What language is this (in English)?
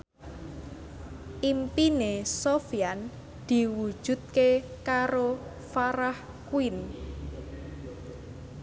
Javanese